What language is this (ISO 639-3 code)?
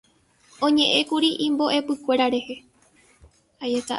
grn